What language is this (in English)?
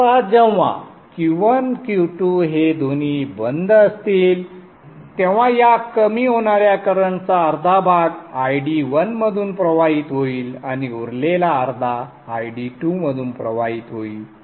Marathi